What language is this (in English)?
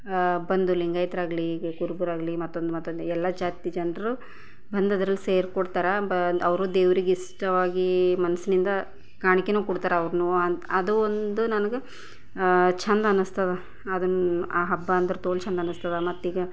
Kannada